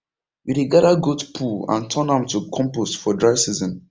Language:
Nigerian Pidgin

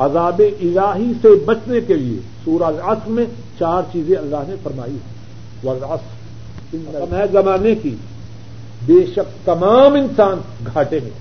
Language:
Urdu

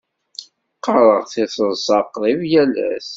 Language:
Kabyle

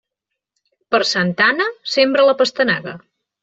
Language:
Catalan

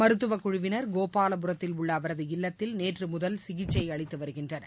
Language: Tamil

